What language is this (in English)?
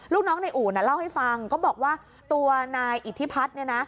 Thai